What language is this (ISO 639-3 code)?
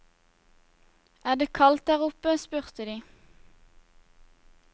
nor